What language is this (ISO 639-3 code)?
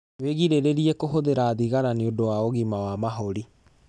kik